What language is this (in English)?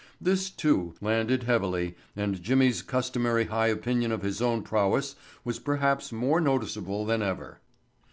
English